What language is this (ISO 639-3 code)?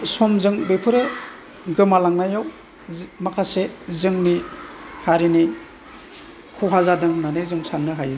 brx